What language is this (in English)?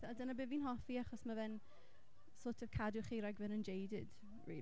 Welsh